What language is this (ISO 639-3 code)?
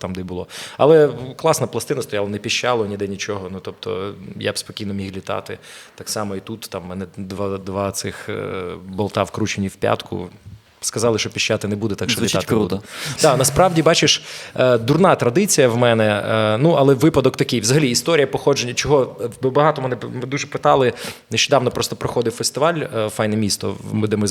ukr